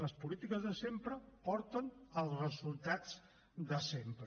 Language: Catalan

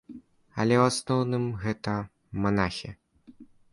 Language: Belarusian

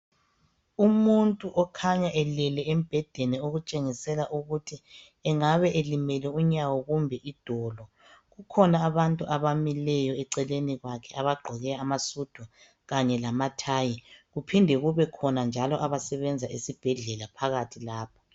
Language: North Ndebele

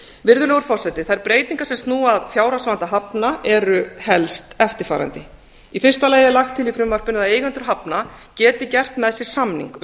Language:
Icelandic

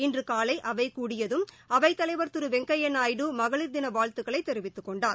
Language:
Tamil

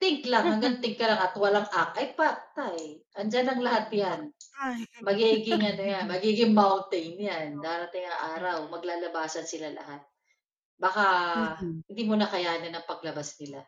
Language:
Filipino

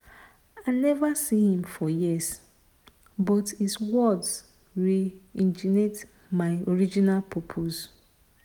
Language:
Nigerian Pidgin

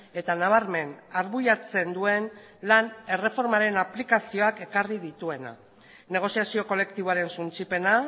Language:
Basque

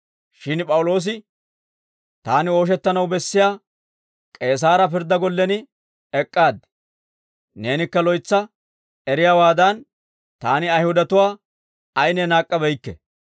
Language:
Dawro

